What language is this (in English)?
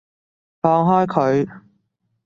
Cantonese